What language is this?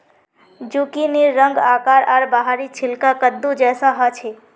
Magahi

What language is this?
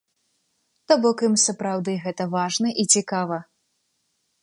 Belarusian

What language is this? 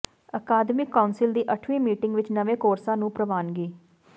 Punjabi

